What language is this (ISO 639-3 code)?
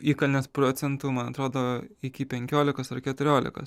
lit